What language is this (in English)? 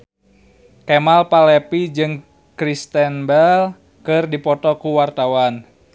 Sundanese